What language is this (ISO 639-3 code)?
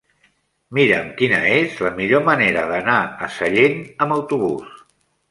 cat